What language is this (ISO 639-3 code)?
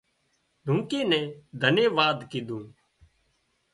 kxp